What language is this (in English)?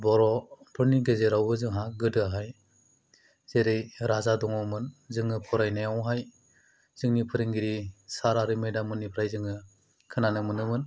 Bodo